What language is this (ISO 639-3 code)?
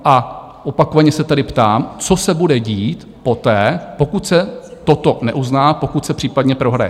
ces